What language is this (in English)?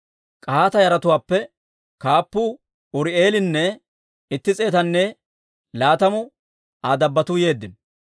Dawro